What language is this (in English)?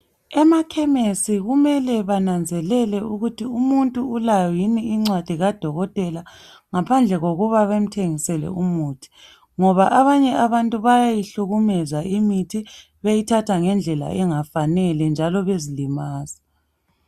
North Ndebele